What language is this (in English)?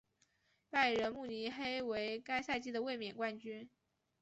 Chinese